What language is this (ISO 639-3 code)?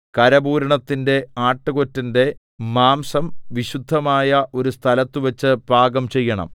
mal